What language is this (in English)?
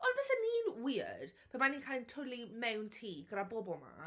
Welsh